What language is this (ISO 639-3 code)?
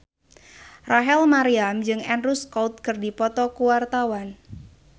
sun